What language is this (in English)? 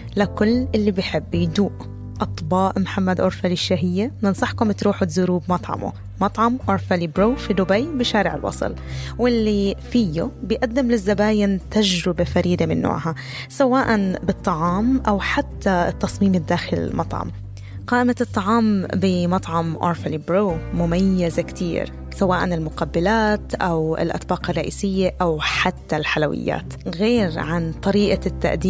Arabic